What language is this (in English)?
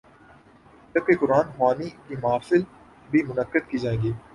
Urdu